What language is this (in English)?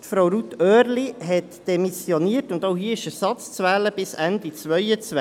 Swiss German